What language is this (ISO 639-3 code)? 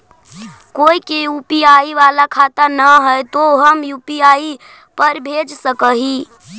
mag